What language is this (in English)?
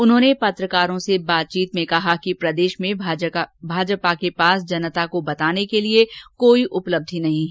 Hindi